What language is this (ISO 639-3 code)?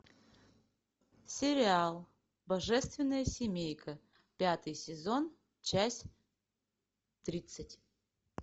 rus